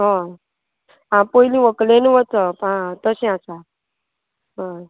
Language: Konkani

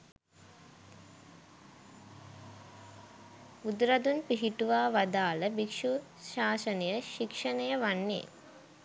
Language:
Sinhala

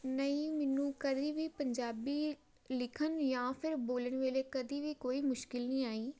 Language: Punjabi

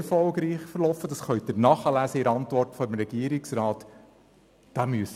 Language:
Swiss German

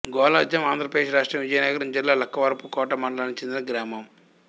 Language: Telugu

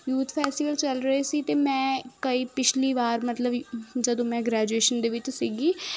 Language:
Punjabi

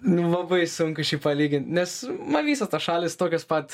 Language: Lithuanian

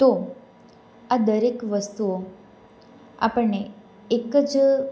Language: Gujarati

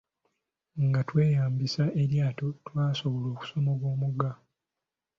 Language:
Ganda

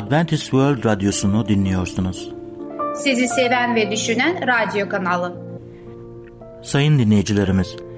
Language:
Turkish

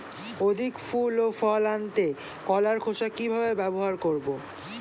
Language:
Bangla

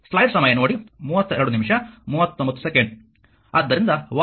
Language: Kannada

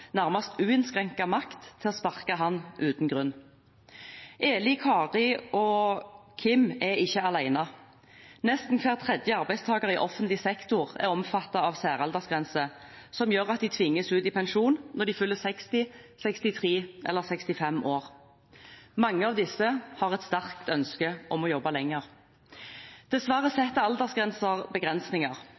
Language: Norwegian Bokmål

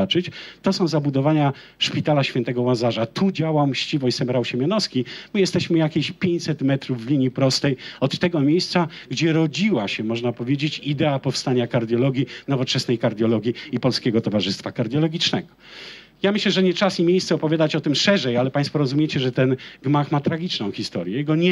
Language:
Polish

